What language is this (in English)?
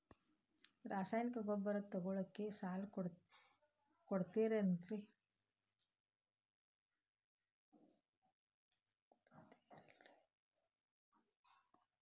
Kannada